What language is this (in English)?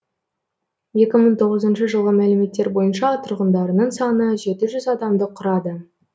Kazakh